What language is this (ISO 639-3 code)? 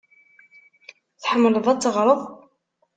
kab